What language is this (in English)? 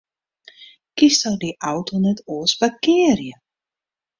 Western Frisian